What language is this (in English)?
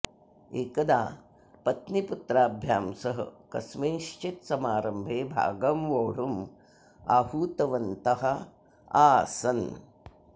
Sanskrit